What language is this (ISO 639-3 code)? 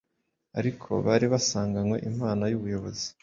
kin